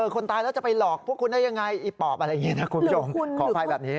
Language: Thai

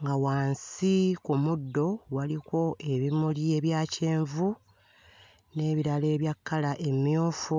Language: Ganda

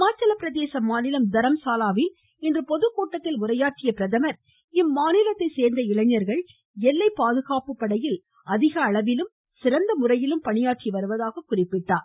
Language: Tamil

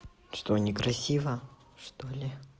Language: Russian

